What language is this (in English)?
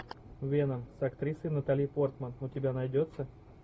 Russian